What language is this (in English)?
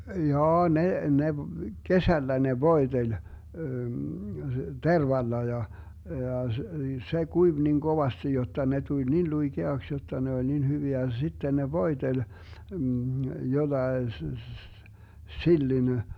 Finnish